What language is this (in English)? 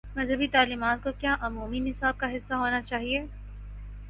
Urdu